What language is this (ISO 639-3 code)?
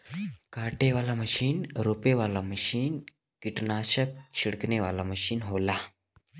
bho